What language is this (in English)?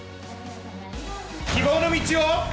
Japanese